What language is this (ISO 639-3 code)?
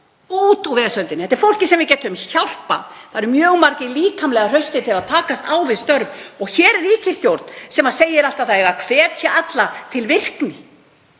isl